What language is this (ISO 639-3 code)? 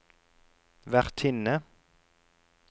nor